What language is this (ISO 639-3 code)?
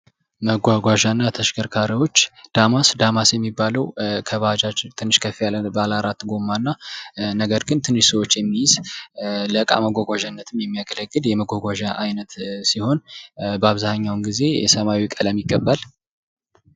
amh